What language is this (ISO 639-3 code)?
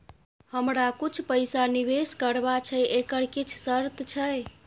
mai